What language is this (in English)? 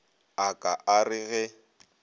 Northern Sotho